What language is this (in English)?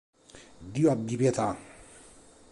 Italian